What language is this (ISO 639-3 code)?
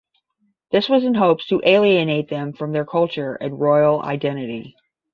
eng